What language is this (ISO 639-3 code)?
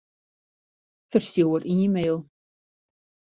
fry